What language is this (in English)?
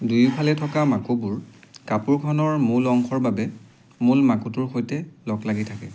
Assamese